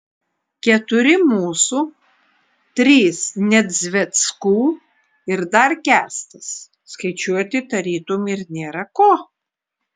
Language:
Lithuanian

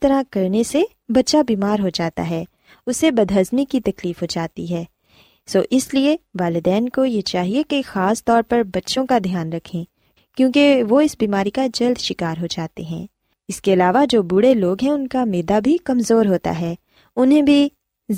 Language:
Urdu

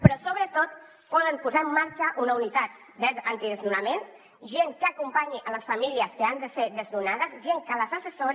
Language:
Catalan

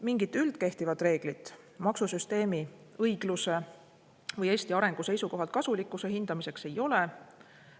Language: Estonian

